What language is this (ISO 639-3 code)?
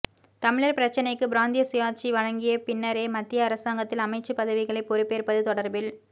tam